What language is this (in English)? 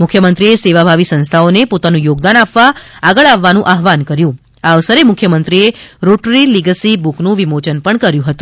Gujarati